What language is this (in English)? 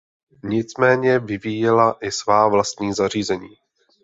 Czech